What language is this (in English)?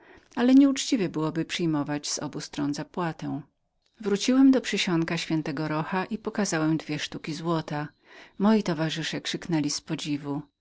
Polish